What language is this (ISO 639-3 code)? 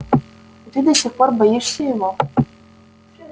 rus